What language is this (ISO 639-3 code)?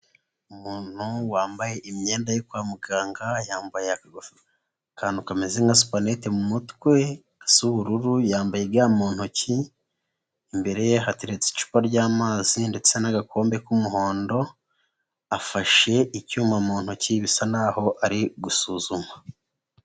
kin